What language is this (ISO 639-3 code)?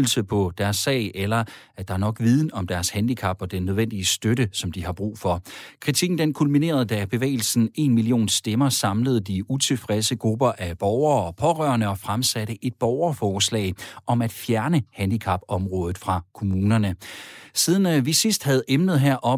dan